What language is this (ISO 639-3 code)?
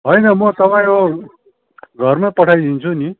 nep